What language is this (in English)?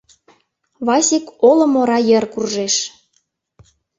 Mari